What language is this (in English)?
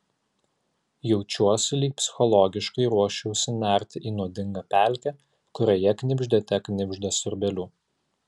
Lithuanian